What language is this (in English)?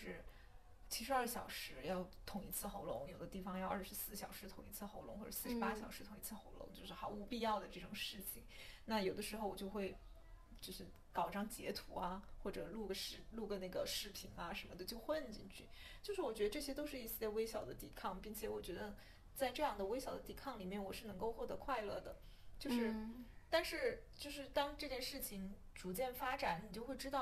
Chinese